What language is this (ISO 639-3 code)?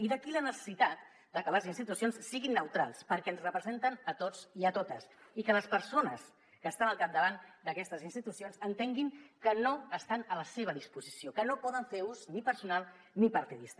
cat